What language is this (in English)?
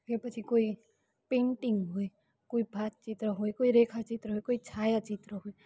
Gujarati